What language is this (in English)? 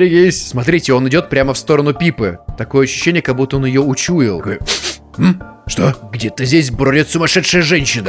Russian